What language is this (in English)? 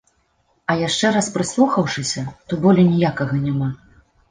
Belarusian